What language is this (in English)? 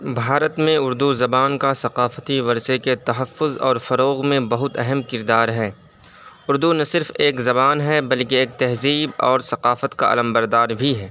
Urdu